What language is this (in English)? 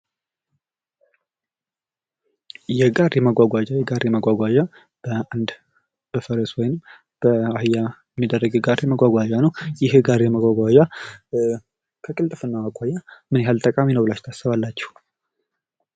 Amharic